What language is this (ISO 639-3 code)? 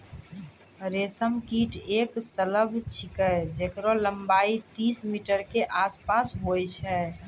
mai